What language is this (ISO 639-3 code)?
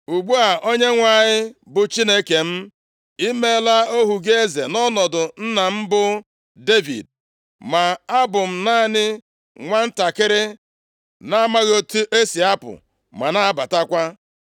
ibo